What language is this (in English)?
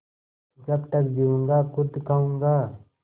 Hindi